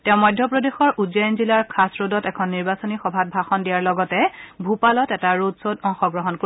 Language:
Assamese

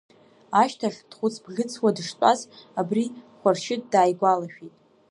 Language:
Abkhazian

